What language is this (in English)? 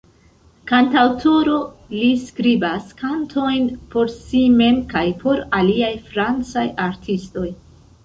Esperanto